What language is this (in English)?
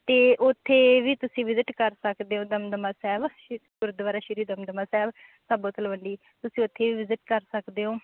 Punjabi